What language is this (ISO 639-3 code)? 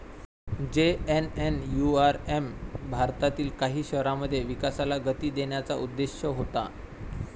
mar